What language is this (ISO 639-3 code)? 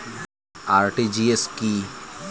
ben